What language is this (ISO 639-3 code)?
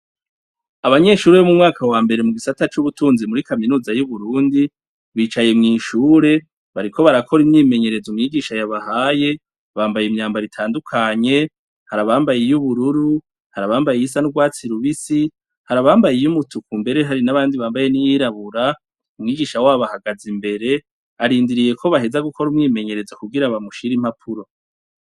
run